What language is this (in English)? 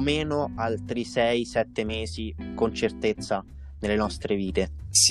Italian